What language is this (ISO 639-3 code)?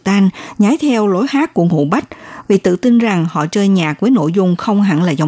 vie